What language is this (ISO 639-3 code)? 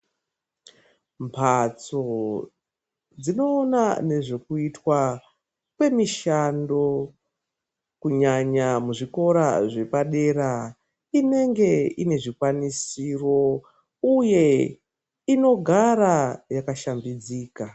ndc